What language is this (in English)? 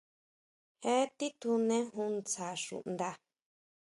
Huautla Mazatec